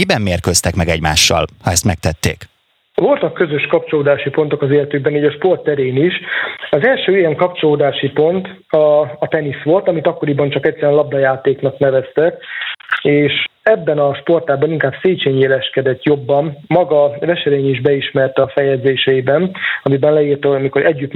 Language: Hungarian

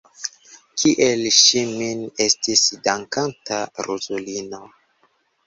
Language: Esperanto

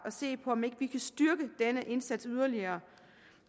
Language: Danish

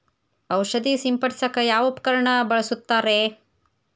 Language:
Kannada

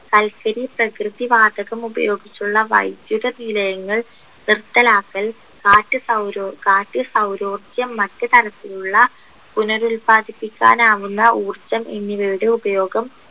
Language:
Malayalam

